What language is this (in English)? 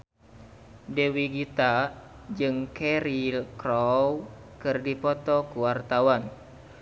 Sundanese